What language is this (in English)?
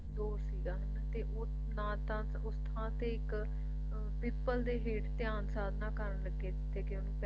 Punjabi